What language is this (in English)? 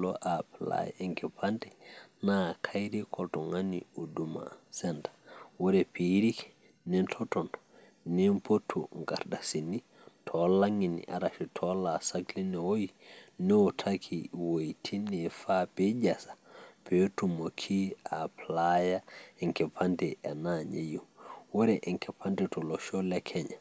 Masai